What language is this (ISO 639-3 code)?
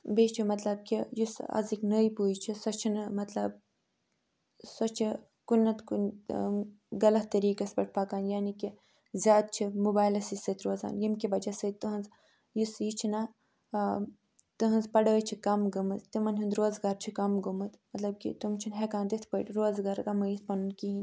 kas